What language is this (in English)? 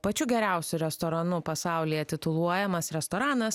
Lithuanian